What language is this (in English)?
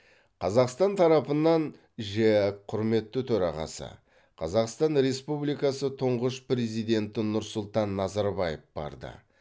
Kazakh